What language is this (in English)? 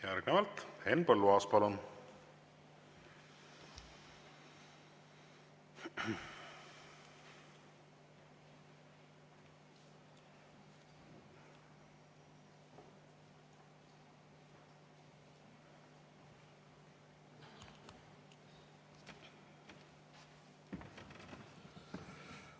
Estonian